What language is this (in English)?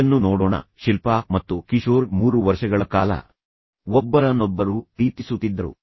Kannada